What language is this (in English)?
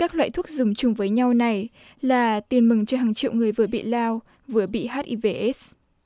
Vietnamese